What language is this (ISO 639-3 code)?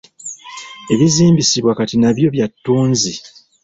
lug